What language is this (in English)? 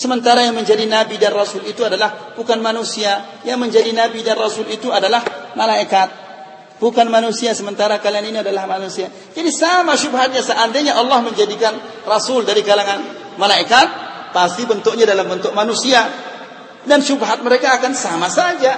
Indonesian